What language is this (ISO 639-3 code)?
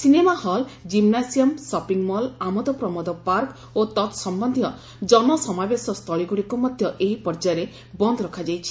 ori